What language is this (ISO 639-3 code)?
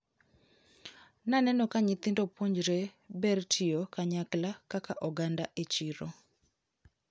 luo